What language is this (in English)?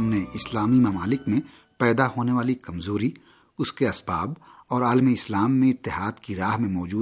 Urdu